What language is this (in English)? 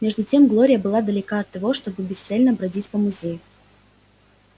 Russian